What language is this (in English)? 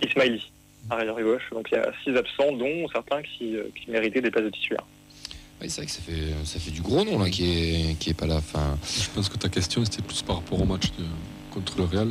French